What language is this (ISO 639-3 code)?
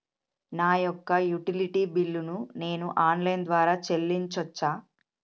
tel